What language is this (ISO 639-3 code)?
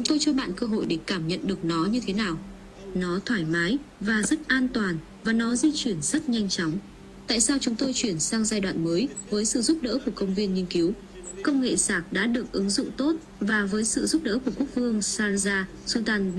vie